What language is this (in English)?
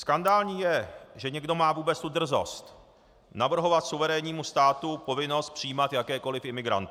Czech